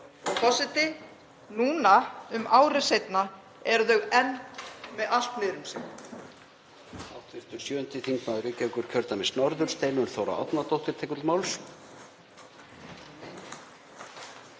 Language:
Icelandic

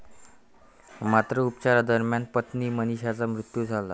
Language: Marathi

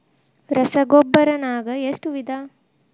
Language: Kannada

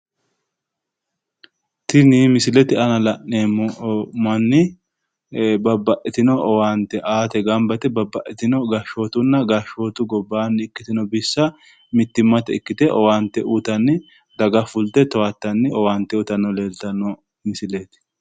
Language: Sidamo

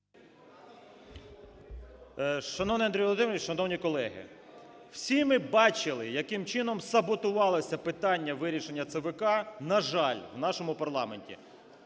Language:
Ukrainian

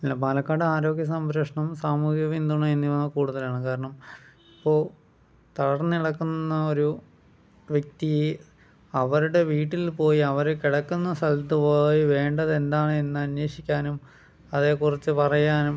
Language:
Malayalam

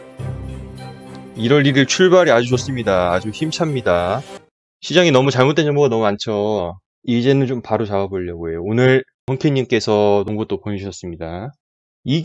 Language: Korean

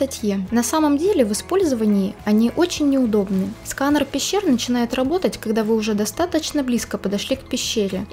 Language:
Russian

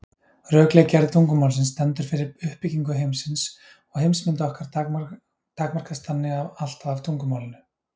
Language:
Icelandic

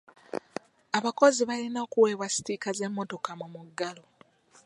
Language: Ganda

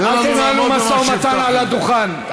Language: Hebrew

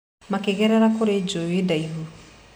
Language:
Kikuyu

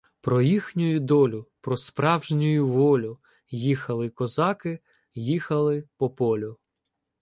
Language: Ukrainian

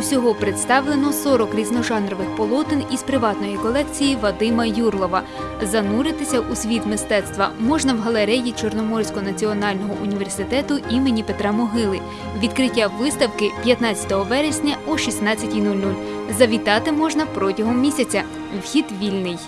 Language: Ukrainian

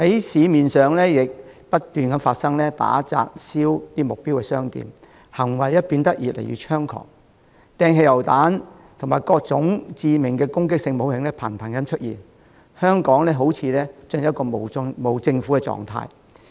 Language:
Cantonese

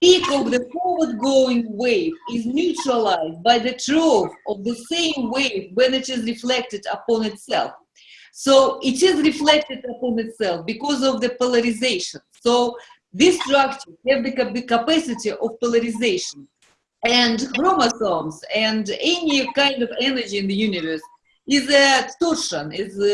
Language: English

